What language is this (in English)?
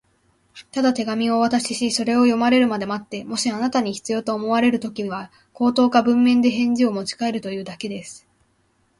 Japanese